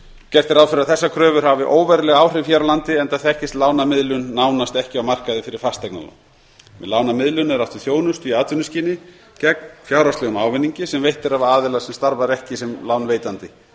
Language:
Icelandic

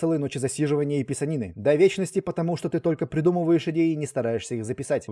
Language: Russian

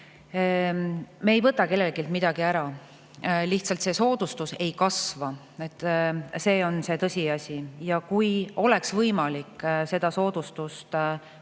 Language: Estonian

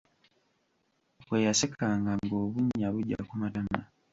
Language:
Ganda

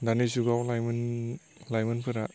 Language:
Bodo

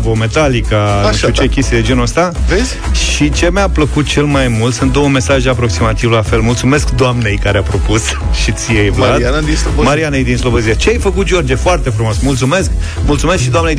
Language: Romanian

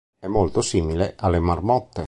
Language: Italian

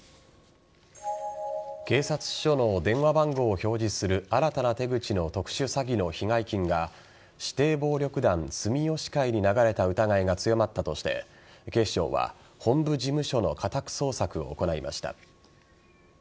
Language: Japanese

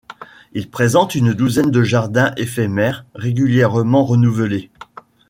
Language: French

